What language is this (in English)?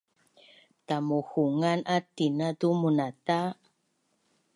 Bunun